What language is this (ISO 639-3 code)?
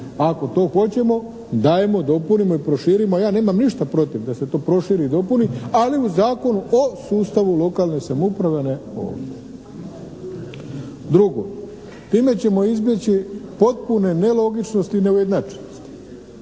hrv